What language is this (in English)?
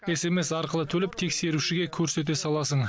Kazakh